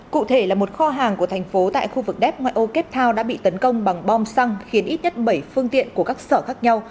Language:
Vietnamese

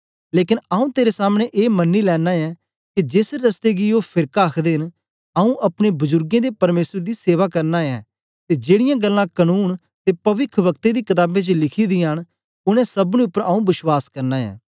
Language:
Dogri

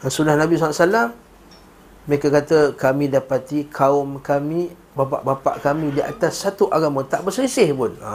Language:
Malay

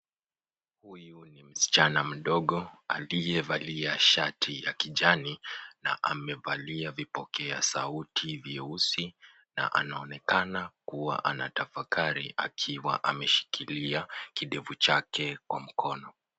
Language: Swahili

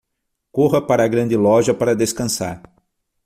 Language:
Portuguese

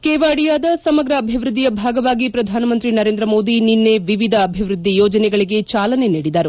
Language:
Kannada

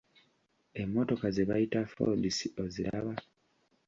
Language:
Ganda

